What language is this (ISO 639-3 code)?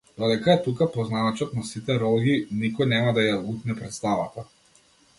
mkd